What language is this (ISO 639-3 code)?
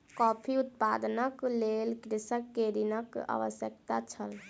mai